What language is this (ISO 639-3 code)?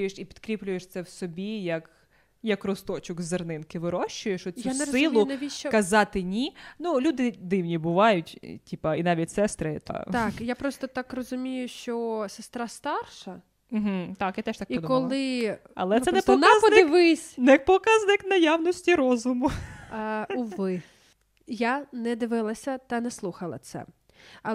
ukr